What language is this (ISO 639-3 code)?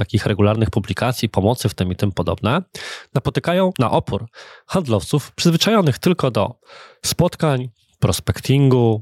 pol